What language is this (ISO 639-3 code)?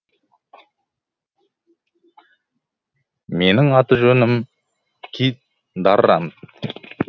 kaz